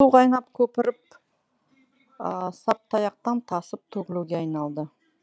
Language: Kazakh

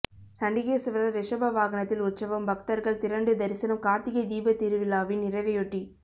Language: Tamil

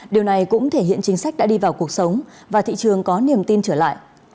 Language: Vietnamese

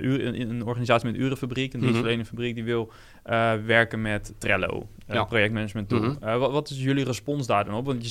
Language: Dutch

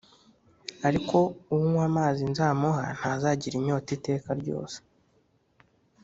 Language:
Kinyarwanda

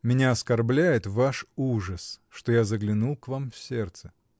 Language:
Russian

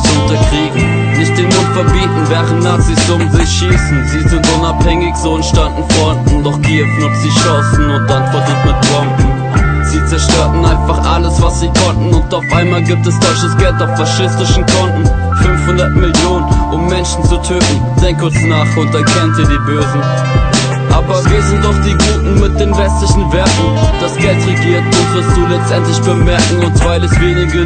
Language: German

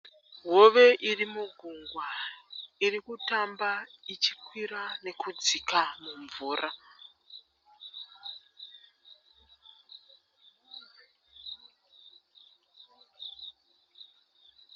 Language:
Shona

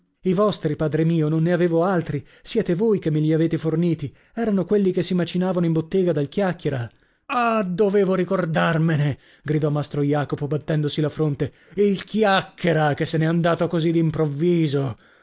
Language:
Italian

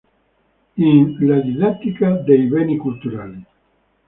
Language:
Italian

